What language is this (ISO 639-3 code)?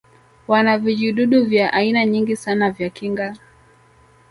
swa